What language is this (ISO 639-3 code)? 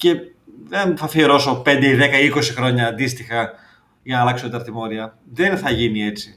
ell